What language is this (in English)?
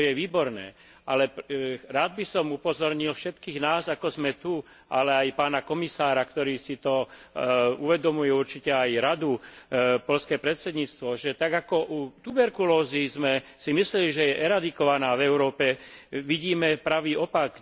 Slovak